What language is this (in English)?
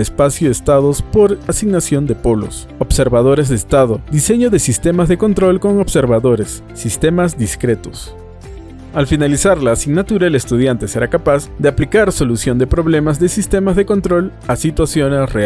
Spanish